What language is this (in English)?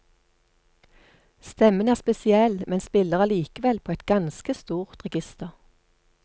Norwegian